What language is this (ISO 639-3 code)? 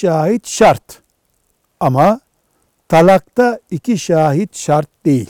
tur